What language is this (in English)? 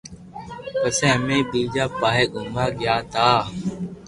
Loarki